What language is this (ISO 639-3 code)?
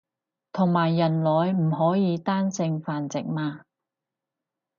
yue